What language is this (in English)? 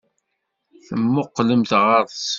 Kabyle